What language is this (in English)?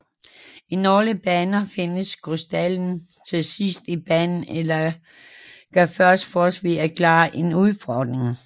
Danish